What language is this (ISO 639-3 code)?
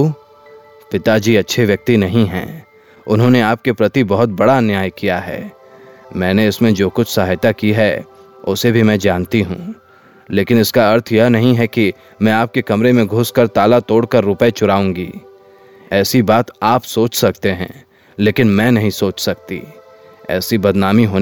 hin